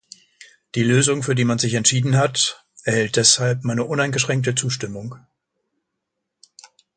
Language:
German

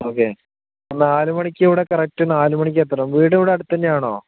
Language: Malayalam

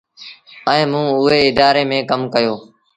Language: Sindhi Bhil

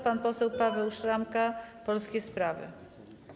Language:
Polish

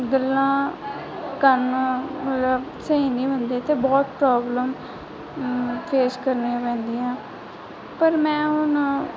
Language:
Punjabi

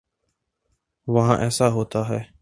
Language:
Urdu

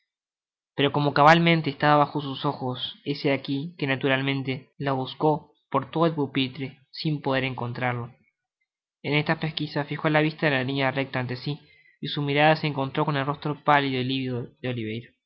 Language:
Spanish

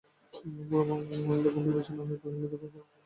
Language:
Bangla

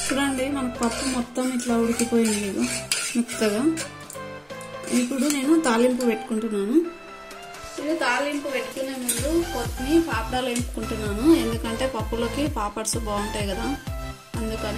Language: Romanian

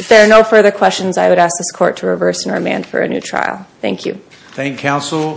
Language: English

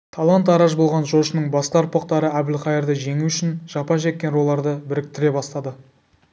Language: Kazakh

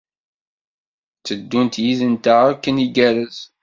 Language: Kabyle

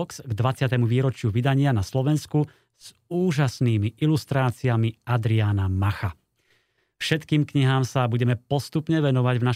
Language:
Slovak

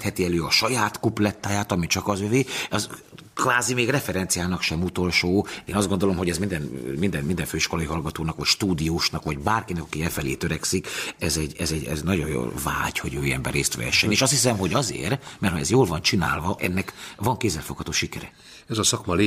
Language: Hungarian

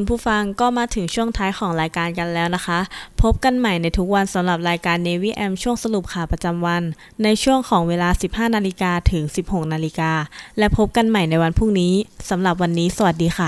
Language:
Thai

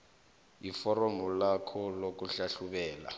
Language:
South Ndebele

